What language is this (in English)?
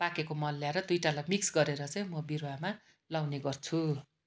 Nepali